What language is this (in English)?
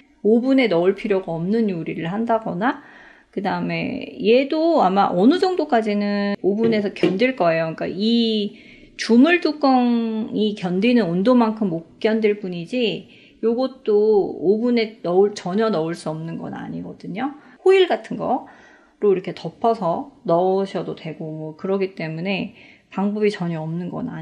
Korean